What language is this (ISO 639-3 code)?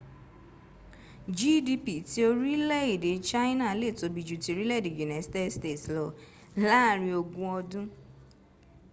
yor